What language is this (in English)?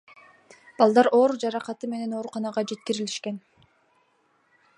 Kyrgyz